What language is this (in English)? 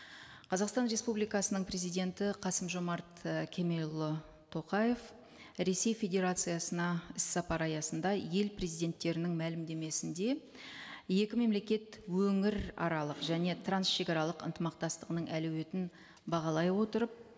Kazakh